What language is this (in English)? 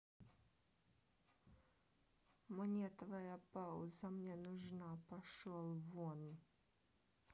Russian